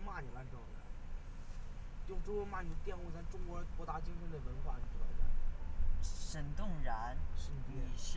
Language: Chinese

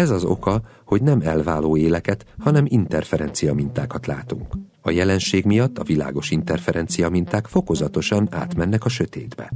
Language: Hungarian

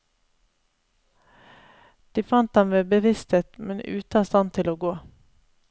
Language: Norwegian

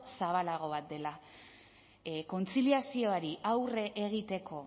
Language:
Basque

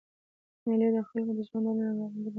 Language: Pashto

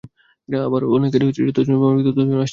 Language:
Bangla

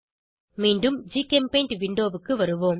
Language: Tamil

